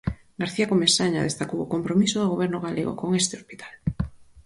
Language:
Galician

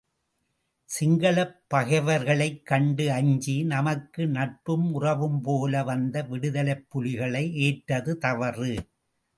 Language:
Tamil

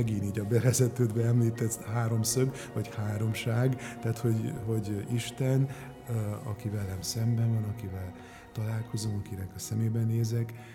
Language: Hungarian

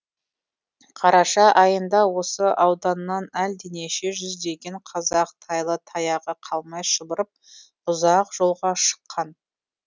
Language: Kazakh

